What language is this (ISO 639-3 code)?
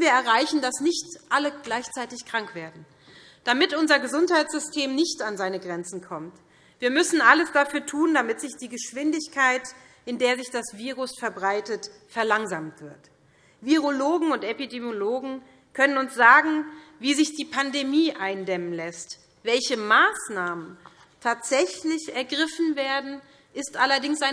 deu